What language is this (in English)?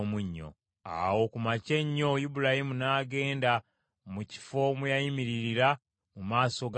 Ganda